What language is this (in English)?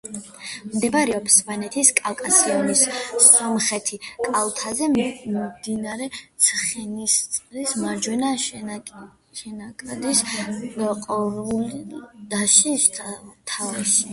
Georgian